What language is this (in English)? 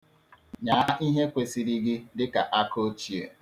Igbo